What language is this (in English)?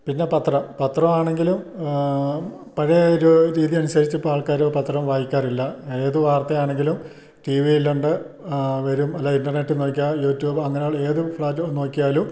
Malayalam